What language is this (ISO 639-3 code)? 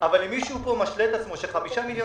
heb